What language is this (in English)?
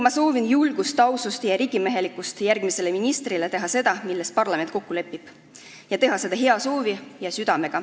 Estonian